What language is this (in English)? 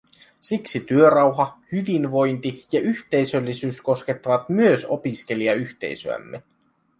Finnish